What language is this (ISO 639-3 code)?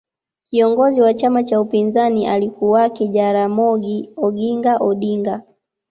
swa